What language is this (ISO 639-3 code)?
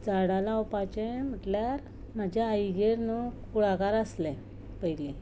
kok